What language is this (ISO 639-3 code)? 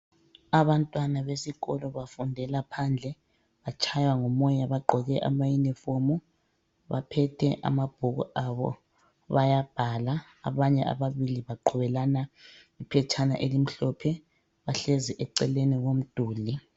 nde